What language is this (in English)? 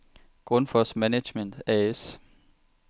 Danish